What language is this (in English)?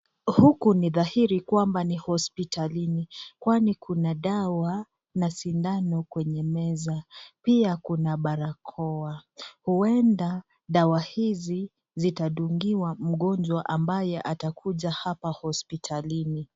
Swahili